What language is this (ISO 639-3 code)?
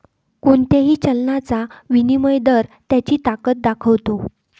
mar